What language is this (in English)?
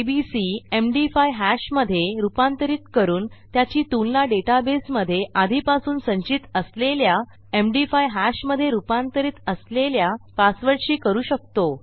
Marathi